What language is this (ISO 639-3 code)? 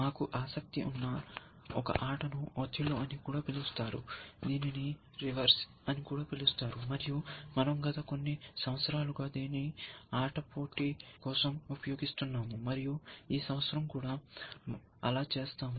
tel